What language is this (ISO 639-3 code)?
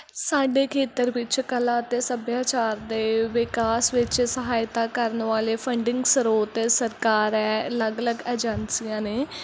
pan